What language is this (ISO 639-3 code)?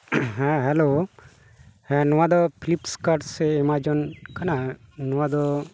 sat